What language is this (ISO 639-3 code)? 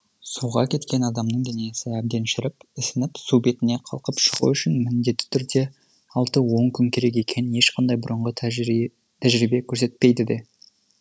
kaz